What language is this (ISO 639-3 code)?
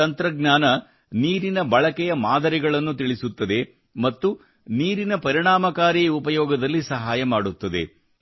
kan